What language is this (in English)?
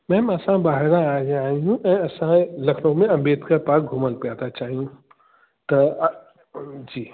Sindhi